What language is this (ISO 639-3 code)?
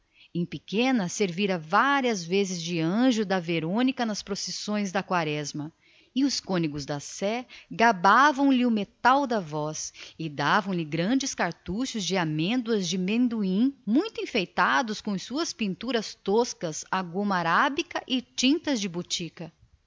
por